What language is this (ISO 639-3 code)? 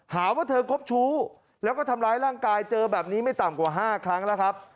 tha